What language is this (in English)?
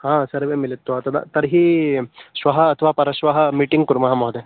Sanskrit